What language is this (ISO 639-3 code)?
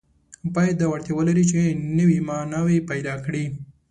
pus